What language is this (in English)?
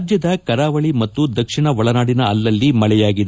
Kannada